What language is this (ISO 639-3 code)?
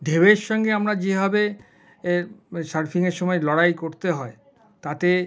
ben